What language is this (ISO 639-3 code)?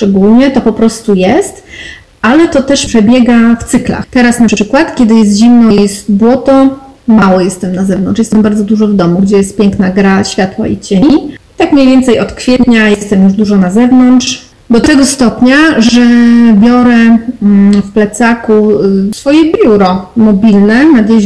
pol